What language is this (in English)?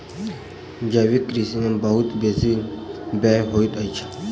Maithili